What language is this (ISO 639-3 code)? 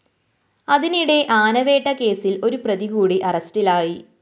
mal